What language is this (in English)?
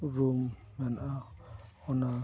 Santali